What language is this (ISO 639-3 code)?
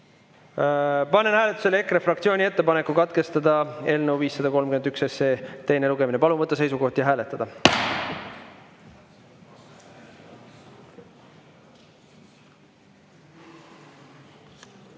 est